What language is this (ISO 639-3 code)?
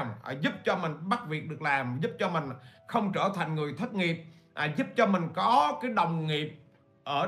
vie